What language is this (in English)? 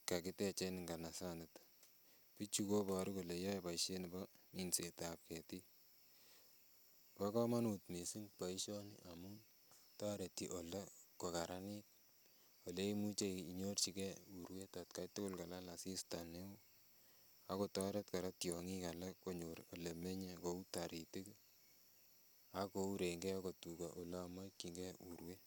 Kalenjin